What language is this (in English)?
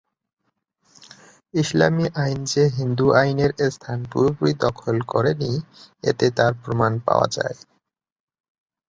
Bangla